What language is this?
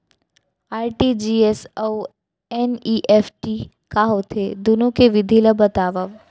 Chhattisgarhi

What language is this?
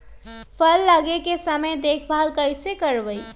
Magahi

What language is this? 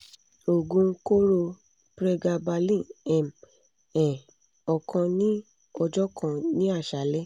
Yoruba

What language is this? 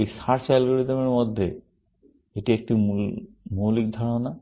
Bangla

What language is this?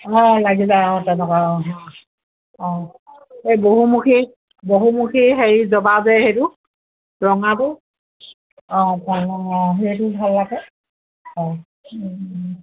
Assamese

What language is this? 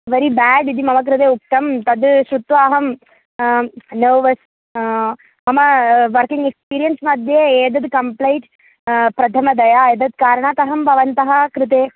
Sanskrit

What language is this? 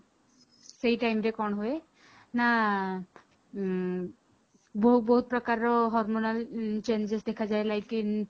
Odia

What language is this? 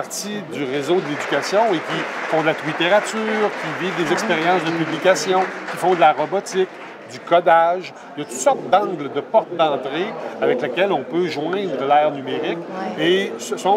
French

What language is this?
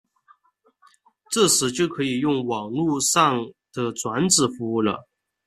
Chinese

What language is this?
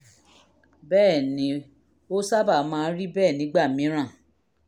Yoruba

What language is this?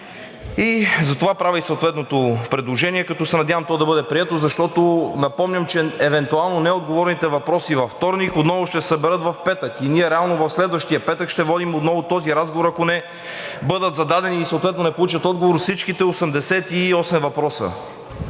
Bulgarian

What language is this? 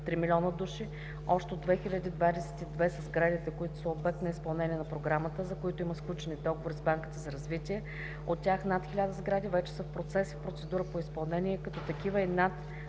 Bulgarian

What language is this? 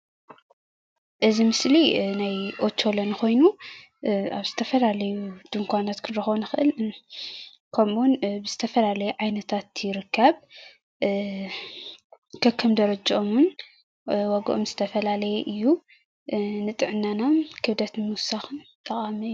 Tigrinya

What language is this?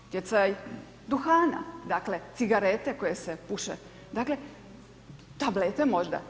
Croatian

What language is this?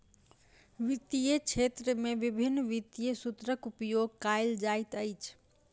Maithili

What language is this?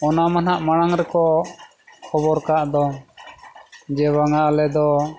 Santali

